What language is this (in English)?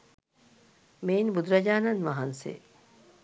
Sinhala